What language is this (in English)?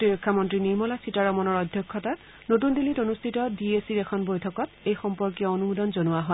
Assamese